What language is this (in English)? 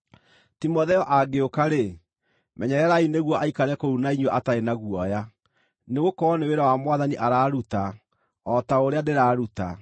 Kikuyu